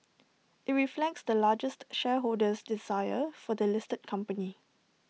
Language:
English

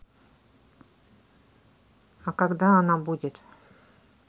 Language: Russian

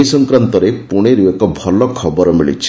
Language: Odia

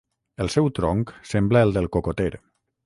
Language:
Catalan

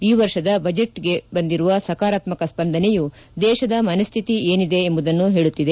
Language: Kannada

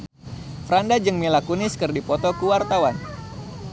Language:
Sundanese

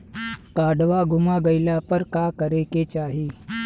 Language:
Bhojpuri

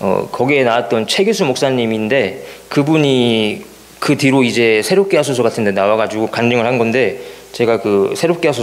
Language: Korean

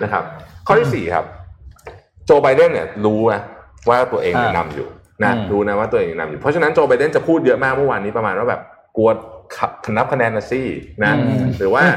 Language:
Thai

